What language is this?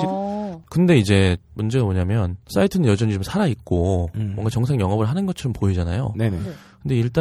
Korean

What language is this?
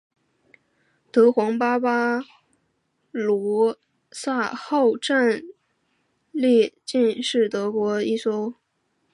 Chinese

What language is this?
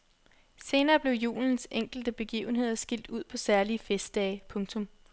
Danish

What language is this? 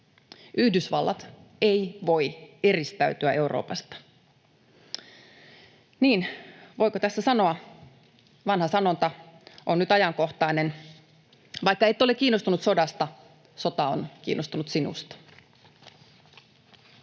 Finnish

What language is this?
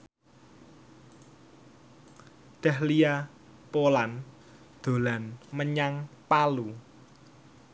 Javanese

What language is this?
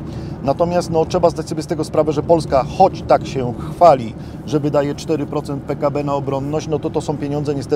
Polish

